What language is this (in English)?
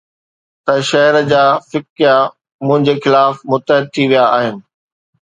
Sindhi